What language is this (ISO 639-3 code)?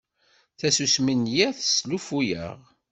kab